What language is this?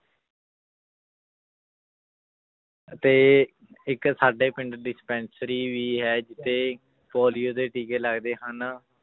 Punjabi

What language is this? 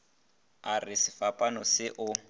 Northern Sotho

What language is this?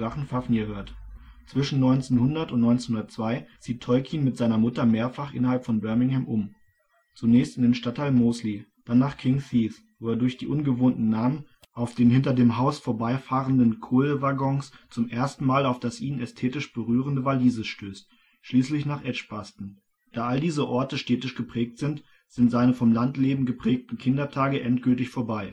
German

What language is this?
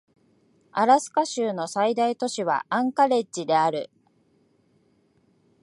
Japanese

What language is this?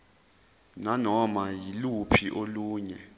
Zulu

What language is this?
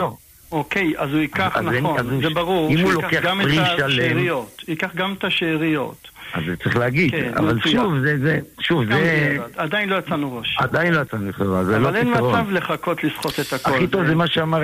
Hebrew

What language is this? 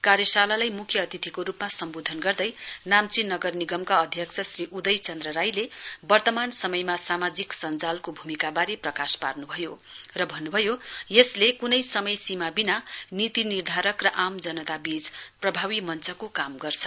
Nepali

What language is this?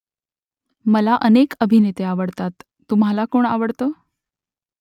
Marathi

